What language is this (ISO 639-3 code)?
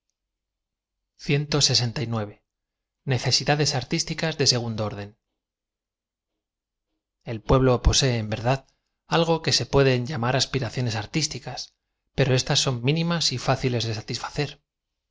spa